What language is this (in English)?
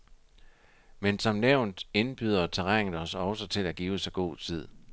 Danish